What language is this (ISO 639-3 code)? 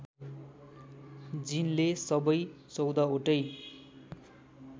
nep